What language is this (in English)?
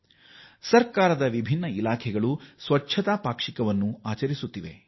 Kannada